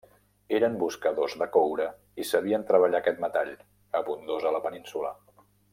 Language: Catalan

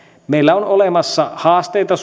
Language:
Finnish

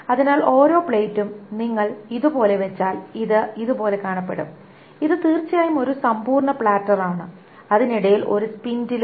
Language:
Malayalam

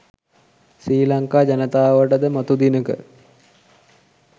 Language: Sinhala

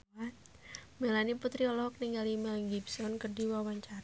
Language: Sundanese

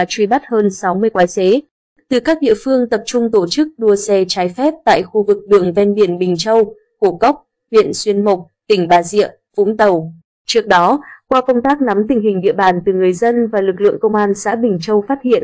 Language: Vietnamese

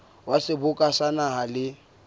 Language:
Southern Sotho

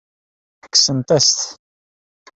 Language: Kabyle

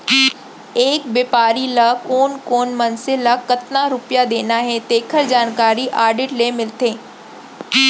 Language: Chhattisgarhi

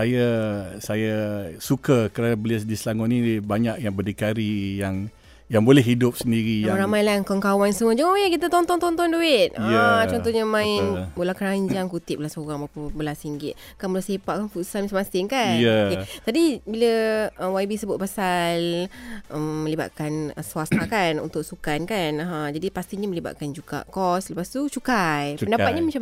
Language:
Malay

